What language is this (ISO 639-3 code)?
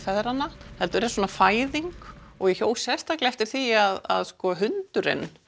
isl